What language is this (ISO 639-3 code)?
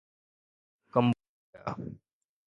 snd